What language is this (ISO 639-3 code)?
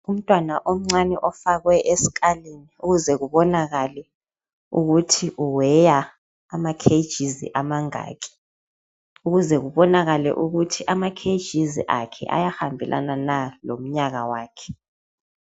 nde